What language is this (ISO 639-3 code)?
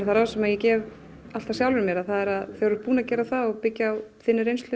isl